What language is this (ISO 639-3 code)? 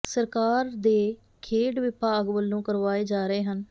pan